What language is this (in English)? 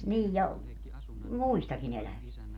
Finnish